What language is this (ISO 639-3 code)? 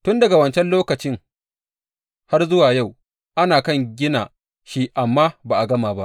hau